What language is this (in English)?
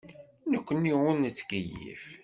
Kabyle